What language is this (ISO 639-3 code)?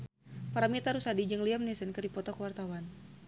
sun